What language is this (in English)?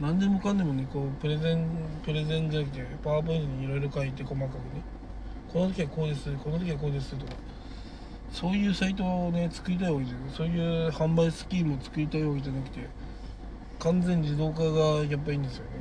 Japanese